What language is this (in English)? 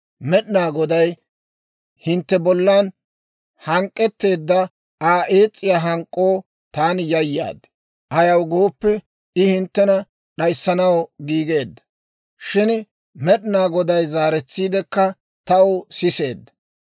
Dawro